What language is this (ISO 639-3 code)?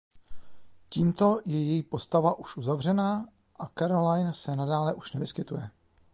ces